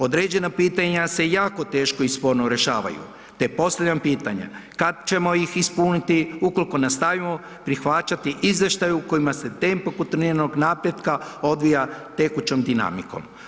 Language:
Croatian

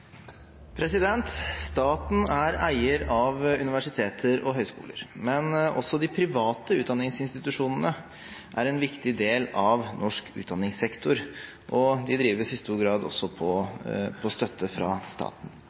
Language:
Norwegian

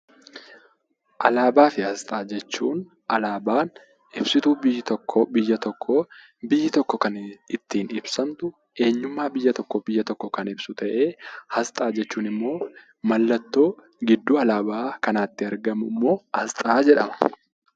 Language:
Oromo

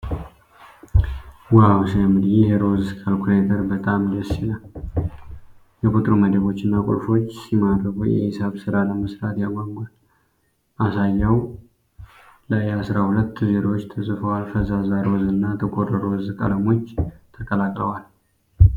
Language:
Amharic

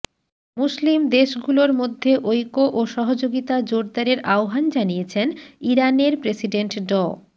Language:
Bangla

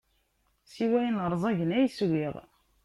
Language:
Kabyle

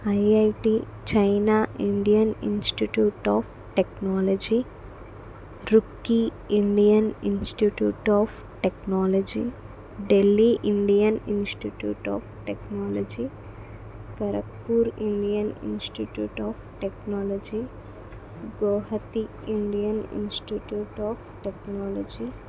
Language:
Telugu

